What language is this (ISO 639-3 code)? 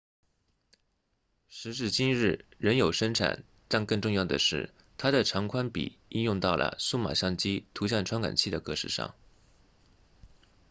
zho